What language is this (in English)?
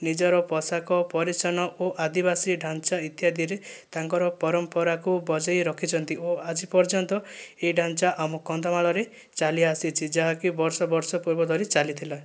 Odia